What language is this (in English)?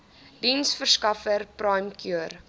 Afrikaans